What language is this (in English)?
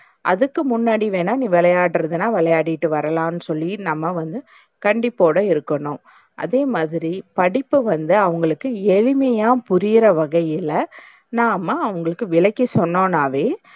Tamil